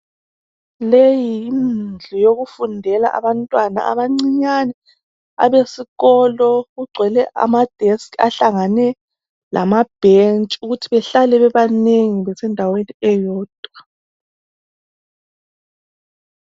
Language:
North Ndebele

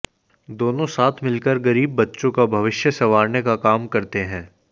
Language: Hindi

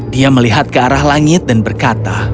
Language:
Indonesian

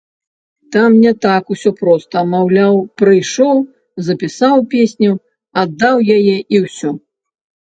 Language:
Belarusian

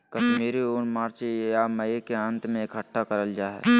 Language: Magahi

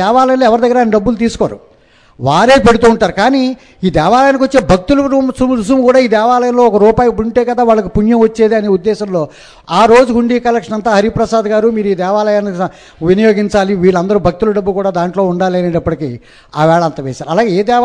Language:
Telugu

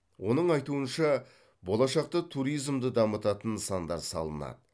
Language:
Kazakh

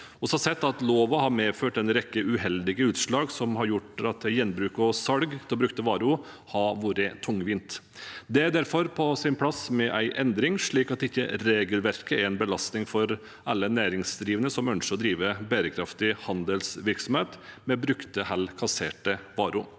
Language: Norwegian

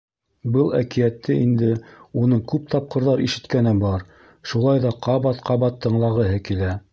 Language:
Bashkir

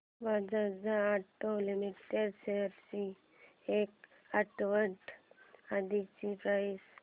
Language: Marathi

